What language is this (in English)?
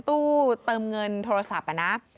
Thai